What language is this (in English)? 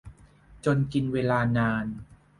Thai